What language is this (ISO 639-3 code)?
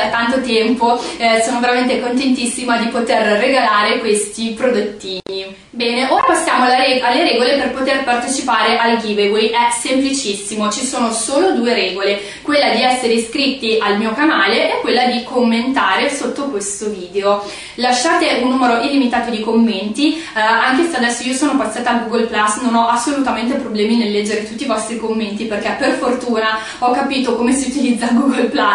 ita